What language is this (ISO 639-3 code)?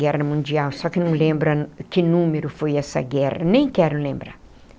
por